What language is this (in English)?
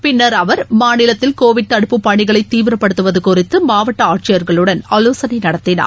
Tamil